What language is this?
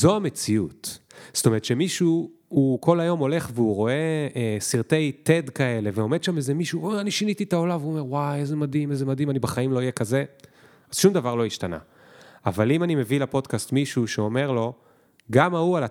Hebrew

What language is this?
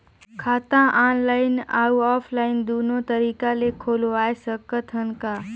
Chhattisgarhi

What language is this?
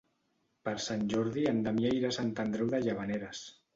Catalan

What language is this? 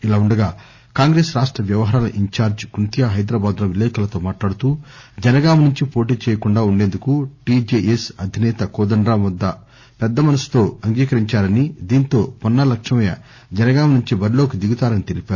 Telugu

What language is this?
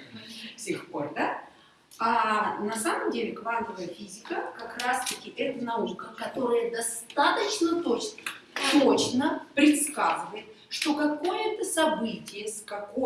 Russian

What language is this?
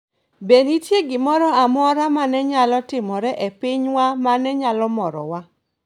Luo (Kenya and Tanzania)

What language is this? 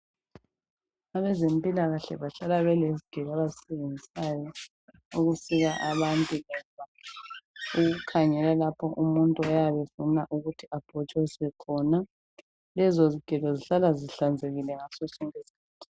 North Ndebele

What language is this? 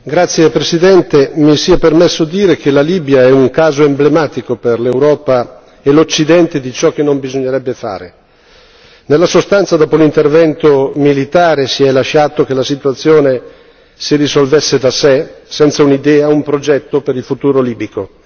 Italian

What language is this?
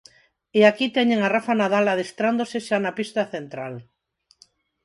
Galician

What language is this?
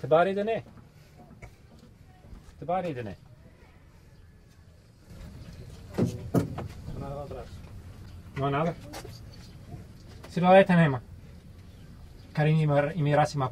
Indonesian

